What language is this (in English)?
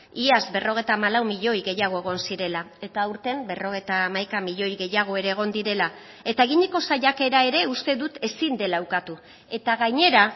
Basque